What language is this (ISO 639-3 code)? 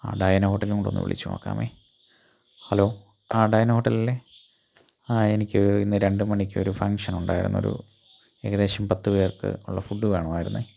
mal